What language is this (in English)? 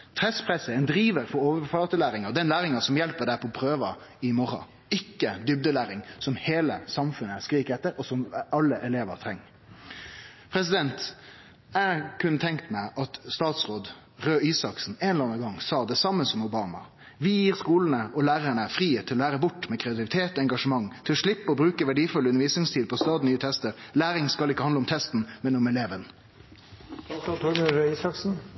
Norwegian Nynorsk